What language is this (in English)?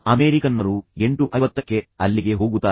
Kannada